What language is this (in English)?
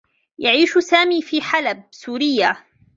Arabic